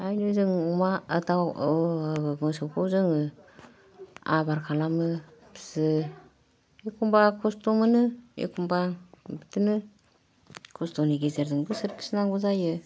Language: Bodo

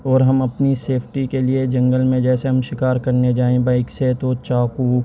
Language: Urdu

